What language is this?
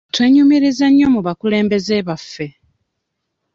Ganda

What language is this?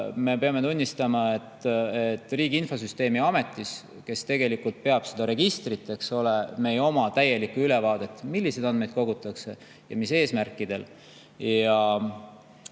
Estonian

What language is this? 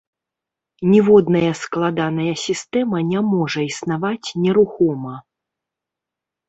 Belarusian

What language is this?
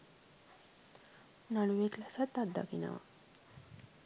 Sinhala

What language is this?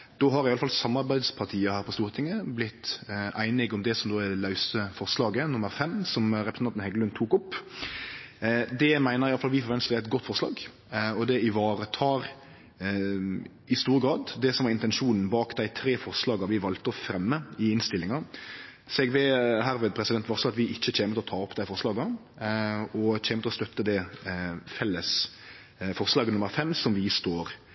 Norwegian Nynorsk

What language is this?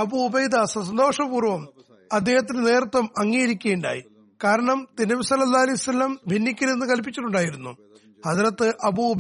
Malayalam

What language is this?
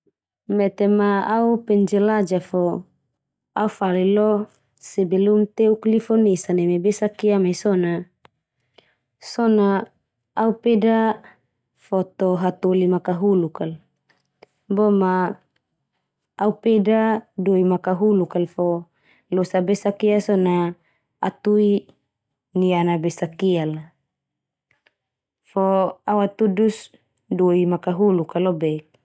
Termanu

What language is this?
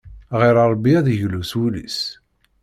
Kabyle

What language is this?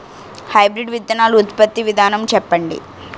Telugu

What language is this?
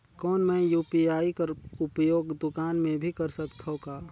Chhattisgarhi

